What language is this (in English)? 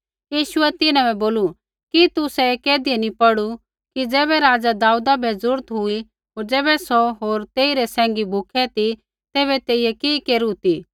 Kullu Pahari